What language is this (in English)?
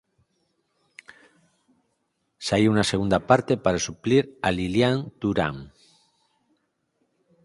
Galician